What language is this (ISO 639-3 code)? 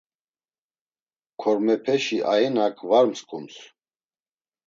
lzz